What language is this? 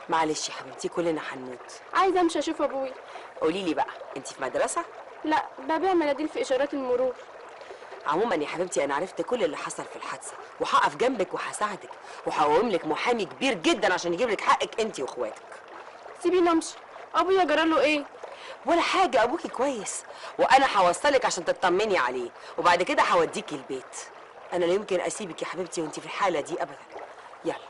Arabic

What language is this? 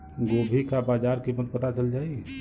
Bhojpuri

